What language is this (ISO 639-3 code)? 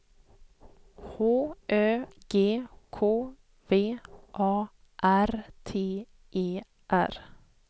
swe